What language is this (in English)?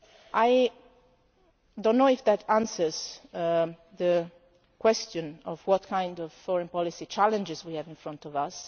English